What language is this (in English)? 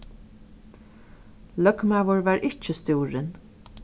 Faroese